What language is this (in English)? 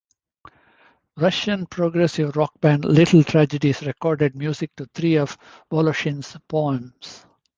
English